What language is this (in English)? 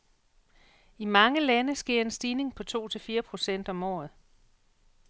Danish